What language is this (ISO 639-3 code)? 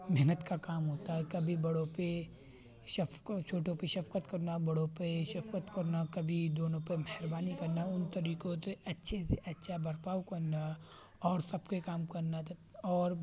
urd